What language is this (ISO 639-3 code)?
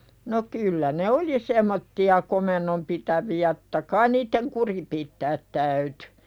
fin